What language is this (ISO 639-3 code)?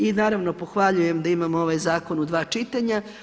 hrv